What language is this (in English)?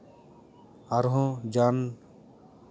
Santali